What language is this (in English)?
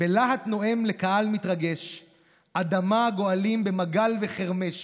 Hebrew